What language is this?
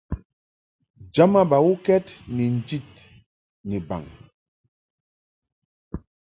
Mungaka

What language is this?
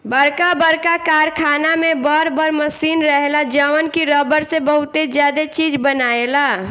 Bhojpuri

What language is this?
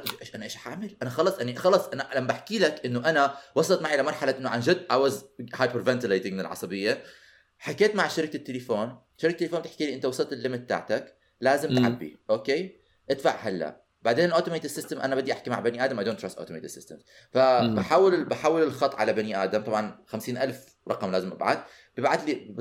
Arabic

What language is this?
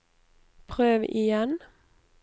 Norwegian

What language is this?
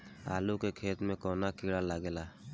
Bhojpuri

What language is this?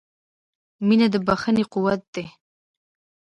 Pashto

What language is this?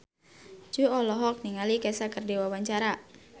Sundanese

